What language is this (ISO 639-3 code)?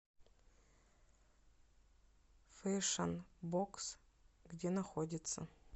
rus